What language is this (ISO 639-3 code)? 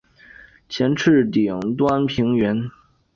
zho